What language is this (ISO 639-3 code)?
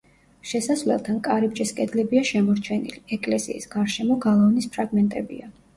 kat